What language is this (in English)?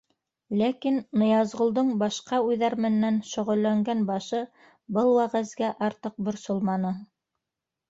Bashkir